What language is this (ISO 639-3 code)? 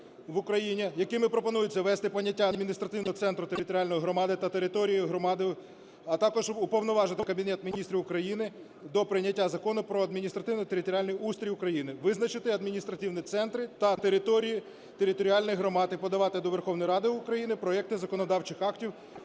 ukr